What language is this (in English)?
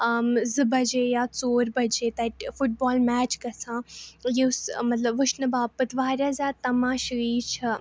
Kashmiri